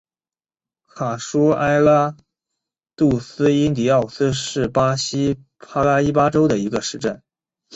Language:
Chinese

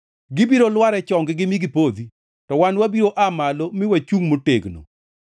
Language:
Luo (Kenya and Tanzania)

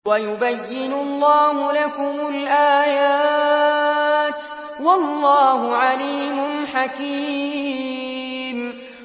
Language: Arabic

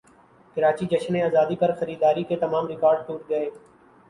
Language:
Urdu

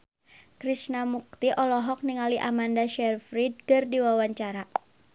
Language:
Sundanese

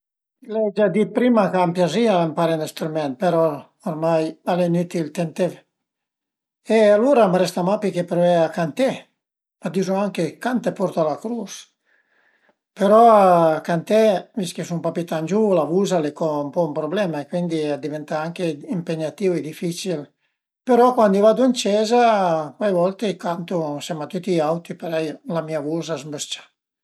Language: Piedmontese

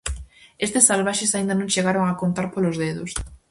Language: Galician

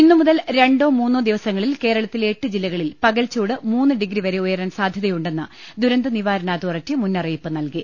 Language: Malayalam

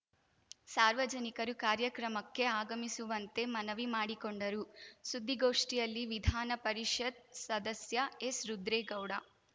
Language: Kannada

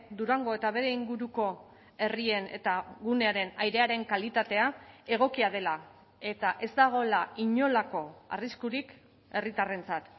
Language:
Basque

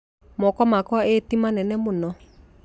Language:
Kikuyu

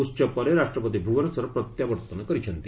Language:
Odia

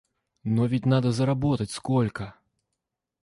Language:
Russian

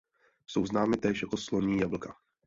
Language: Czech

